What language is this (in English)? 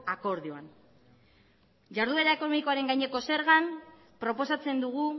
Basque